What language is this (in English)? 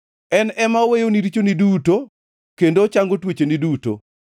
Luo (Kenya and Tanzania)